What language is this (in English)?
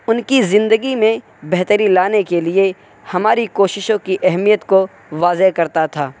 Urdu